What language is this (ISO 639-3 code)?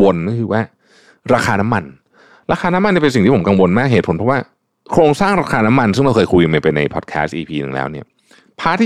tha